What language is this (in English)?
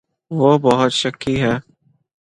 Urdu